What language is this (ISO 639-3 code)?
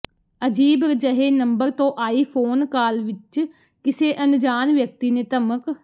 pan